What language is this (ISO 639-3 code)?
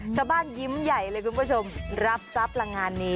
tha